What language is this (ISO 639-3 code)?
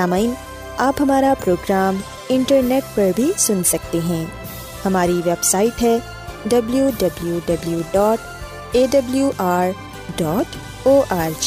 urd